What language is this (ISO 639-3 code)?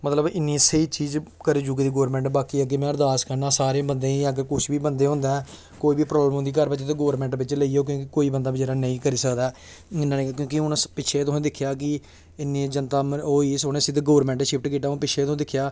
doi